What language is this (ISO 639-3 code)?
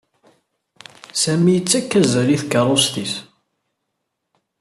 kab